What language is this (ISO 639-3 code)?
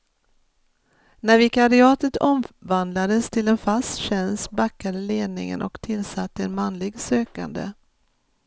swe